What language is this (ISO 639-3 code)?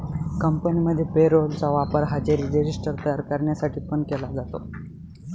mar